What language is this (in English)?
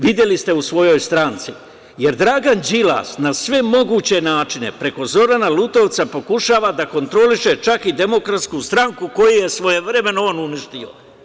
Serbian